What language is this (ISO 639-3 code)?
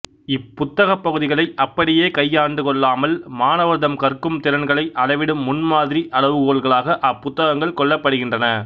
tam